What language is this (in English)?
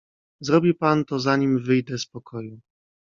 Polish